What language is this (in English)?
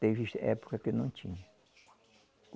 Portuguese